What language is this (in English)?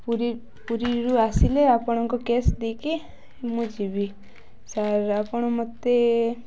Odia